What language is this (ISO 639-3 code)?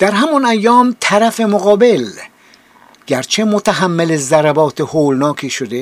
fas